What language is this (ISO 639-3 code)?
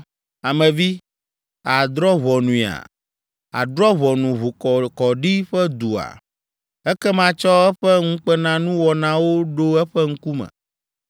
ewe